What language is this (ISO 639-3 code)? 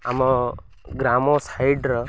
ori